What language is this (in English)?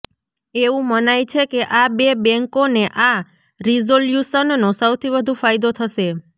Gujarati